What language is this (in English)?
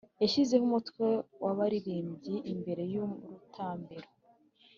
Kinyarwanda